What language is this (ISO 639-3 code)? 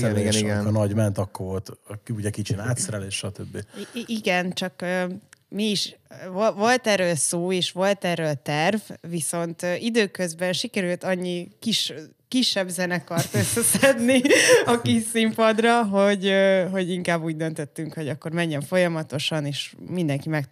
hun